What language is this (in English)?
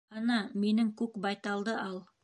Bashkir